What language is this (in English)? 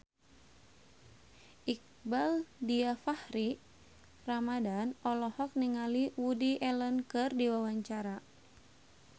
Sundanese